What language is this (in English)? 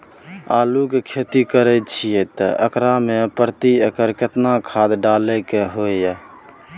Maithili